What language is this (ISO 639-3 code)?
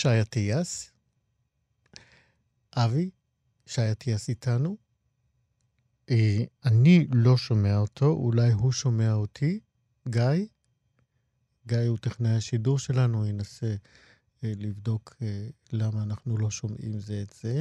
heb